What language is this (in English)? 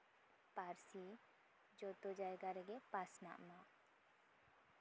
Santali